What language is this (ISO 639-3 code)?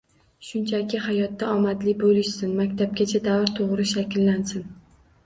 uzb